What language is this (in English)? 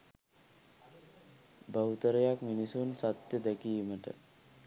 Sinhala